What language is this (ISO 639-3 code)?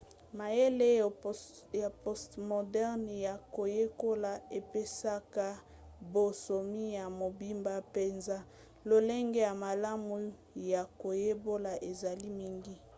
lin